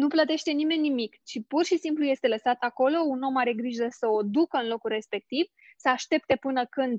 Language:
Romanian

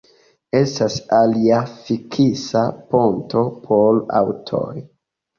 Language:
Esperanto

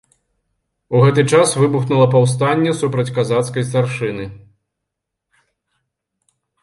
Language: Belarusian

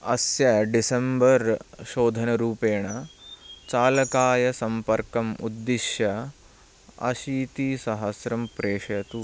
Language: Sanskrit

